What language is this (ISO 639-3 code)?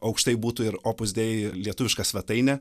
lit